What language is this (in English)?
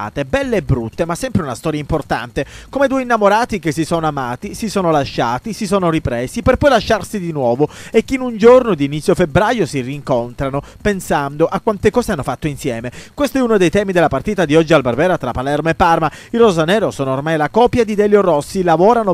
Italian